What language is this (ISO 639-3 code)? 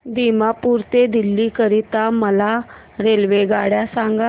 mar